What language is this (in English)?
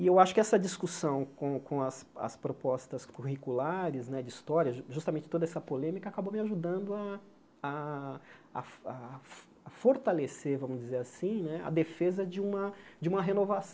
Portuguese